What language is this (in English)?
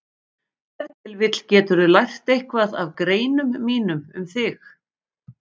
Icelandic